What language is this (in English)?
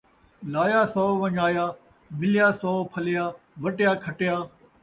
Saraiki